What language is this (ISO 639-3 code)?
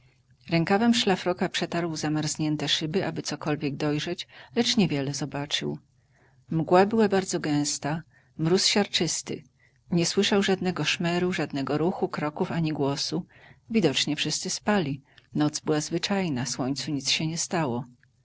pol